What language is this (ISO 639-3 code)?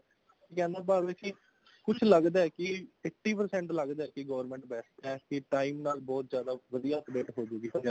pan